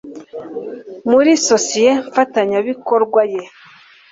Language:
Kinyarwanda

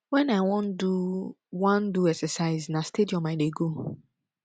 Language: Nigerian Pidgin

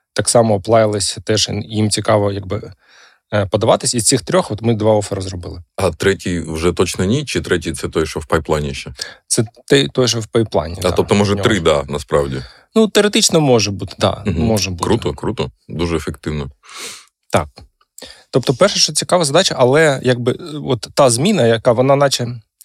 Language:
Ukrainian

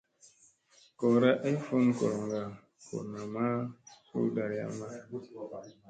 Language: Musey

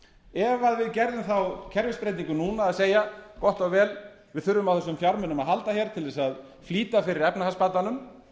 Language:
Icelandic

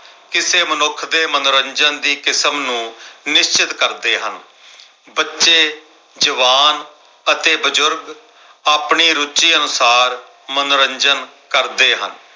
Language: Punjabi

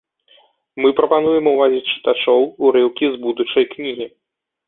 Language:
Belarusian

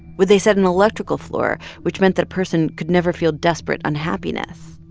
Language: English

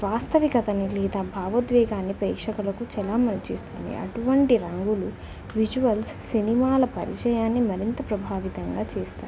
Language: Telugu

